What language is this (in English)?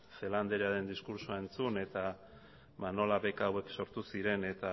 Basque